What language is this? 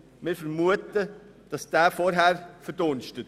Swiss German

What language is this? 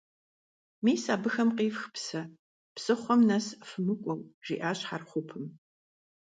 Kabardian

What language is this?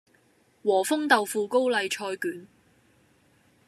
Cantonese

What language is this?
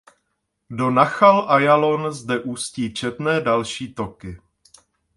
Czech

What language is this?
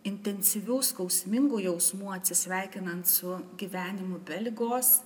Lithuanian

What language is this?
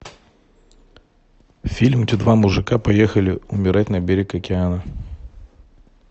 Russian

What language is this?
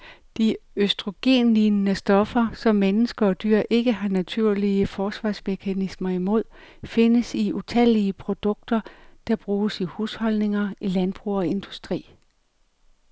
Danish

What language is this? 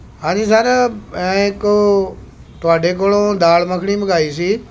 Punjabi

